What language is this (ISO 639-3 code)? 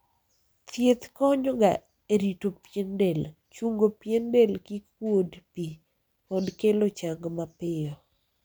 luo